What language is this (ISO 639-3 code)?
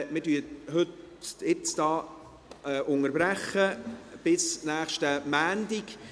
gsw